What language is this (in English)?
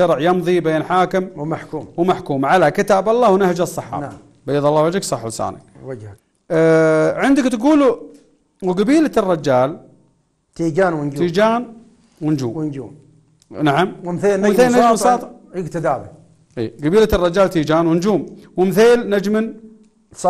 Arabic